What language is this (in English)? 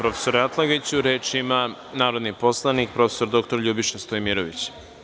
Serbian